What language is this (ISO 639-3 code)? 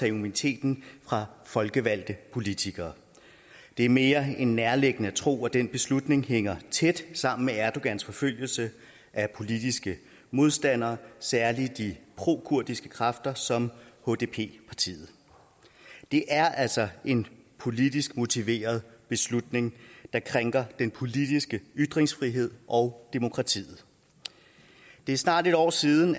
dan